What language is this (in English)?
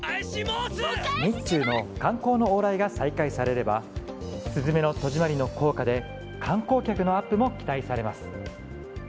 Japanese